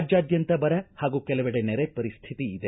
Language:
Kannada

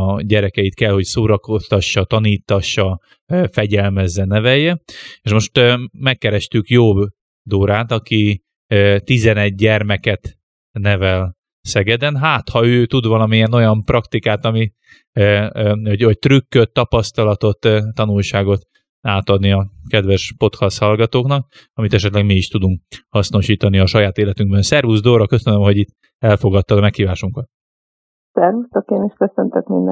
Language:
Hungarian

